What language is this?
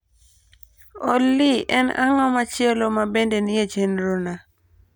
Luo (Kenya and Tanzania)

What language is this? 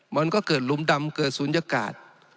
Thai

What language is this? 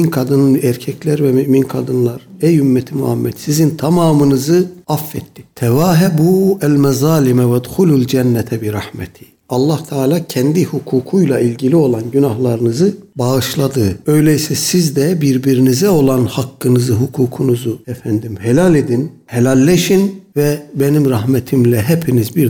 Turkish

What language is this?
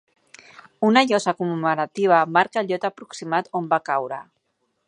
Catalan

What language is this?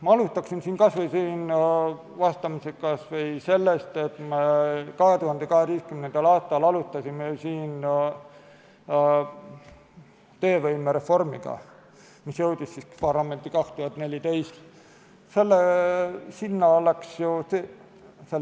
Estonian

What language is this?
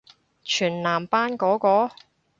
Cantonese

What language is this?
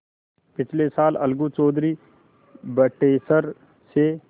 Hindi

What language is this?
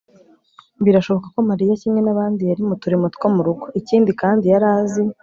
Kinyarwanda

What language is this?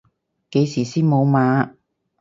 Cantonese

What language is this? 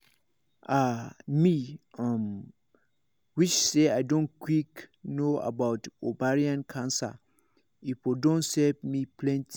Nigerian Pidgin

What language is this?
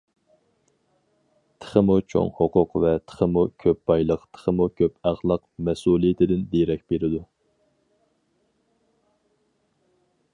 Uyghur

